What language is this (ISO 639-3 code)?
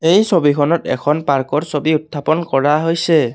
asm